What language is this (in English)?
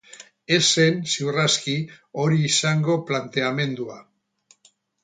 Basque